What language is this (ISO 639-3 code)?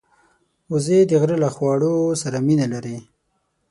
pus